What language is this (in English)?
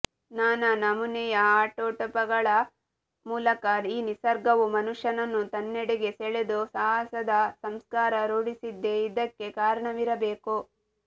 Kannada